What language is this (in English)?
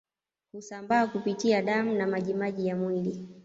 Swahili